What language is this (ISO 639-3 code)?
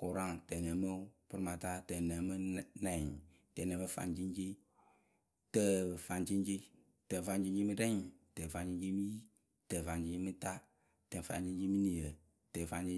keu